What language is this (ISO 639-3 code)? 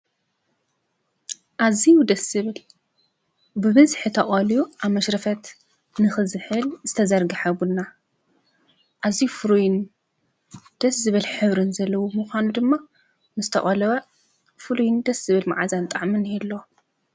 tir